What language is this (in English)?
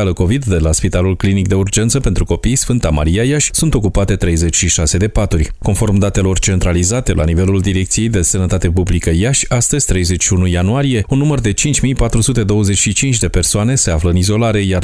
Romanian